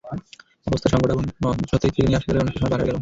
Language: Bangla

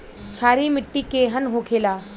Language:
Bhojpuri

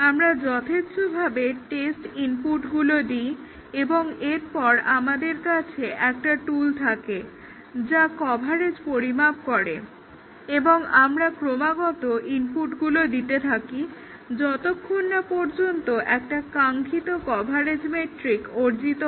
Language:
Bangla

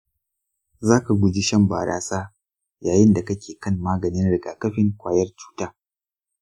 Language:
Hausa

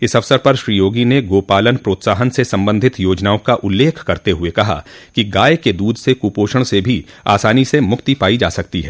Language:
Hindi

